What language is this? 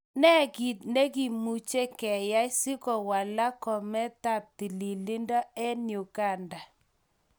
Kalenjin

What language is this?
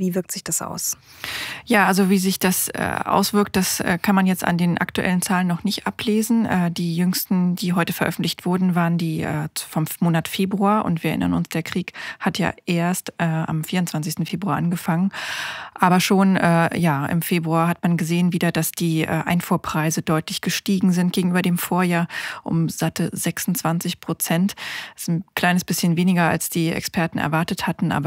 German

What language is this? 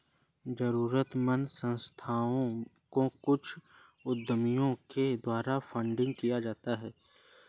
Hindi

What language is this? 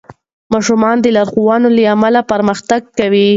Pashto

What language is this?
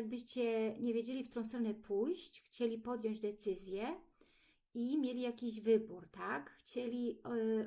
Polish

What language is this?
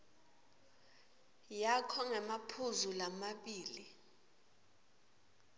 Swati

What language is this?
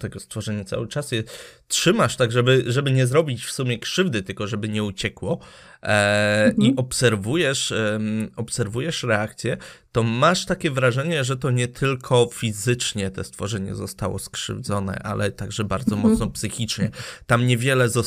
Polish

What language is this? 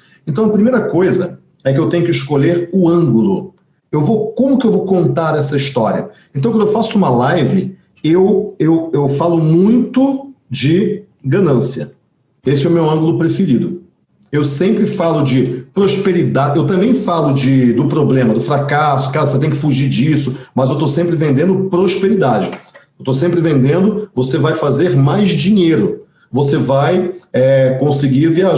Portuguese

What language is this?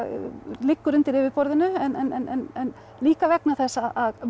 Icelandic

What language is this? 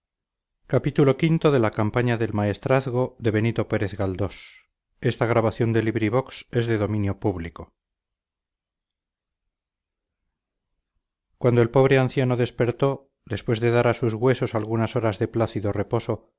Spanish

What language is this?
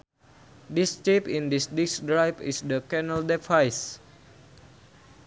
Sundanese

